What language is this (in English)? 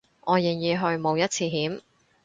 Cantonese